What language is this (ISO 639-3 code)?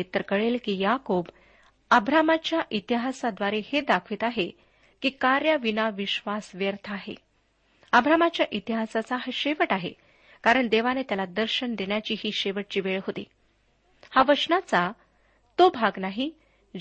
mar